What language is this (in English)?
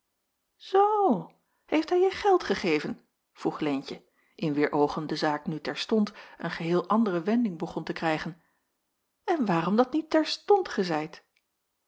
Dutch